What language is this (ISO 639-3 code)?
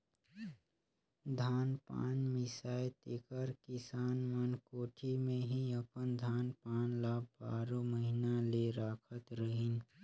hne